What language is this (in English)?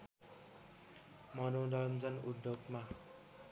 Nepali